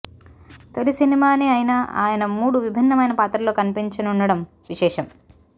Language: Telugu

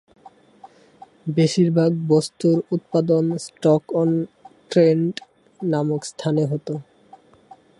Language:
Bangla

